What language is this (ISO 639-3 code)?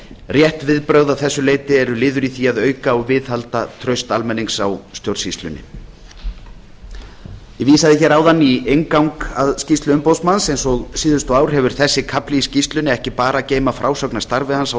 isl